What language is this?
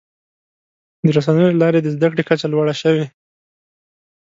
Pashto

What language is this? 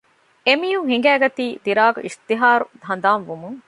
Divehi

